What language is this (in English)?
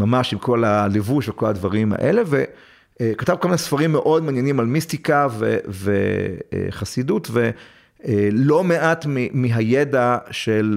Hebrew